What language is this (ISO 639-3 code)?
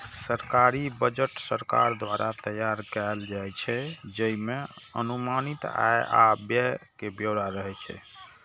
mai